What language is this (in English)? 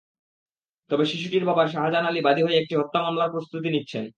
Bangla